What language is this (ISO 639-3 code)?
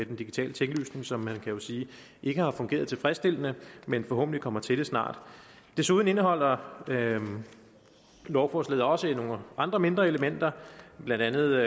dan